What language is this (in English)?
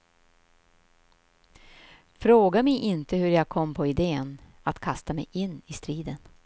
Swedish